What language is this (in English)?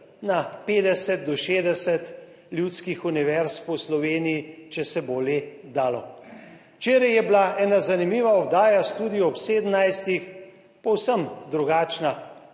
Slovenian